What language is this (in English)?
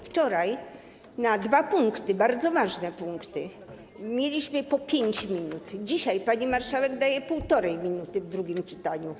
Polish